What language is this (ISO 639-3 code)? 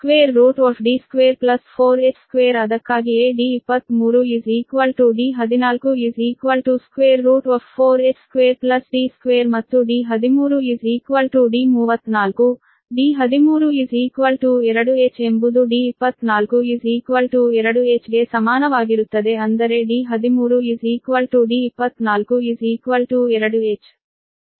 kan